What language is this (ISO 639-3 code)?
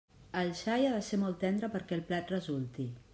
cat